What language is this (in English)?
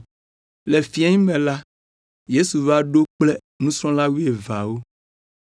Ewe